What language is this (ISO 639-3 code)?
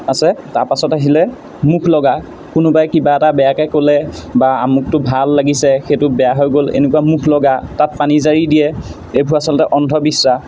asm